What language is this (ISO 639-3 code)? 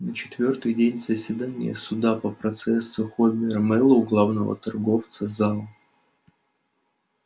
rus